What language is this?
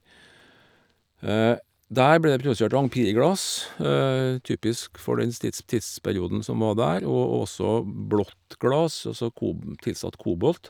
Norwegian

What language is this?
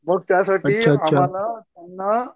Marathi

